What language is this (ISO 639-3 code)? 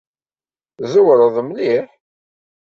kab